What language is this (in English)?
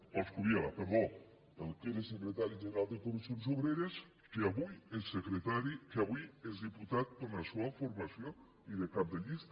Catalan